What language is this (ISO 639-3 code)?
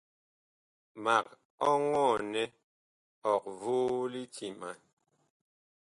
bkh